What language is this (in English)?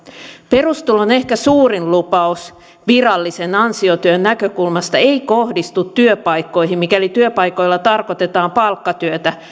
Finnish